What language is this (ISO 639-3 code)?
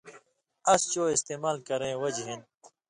mvy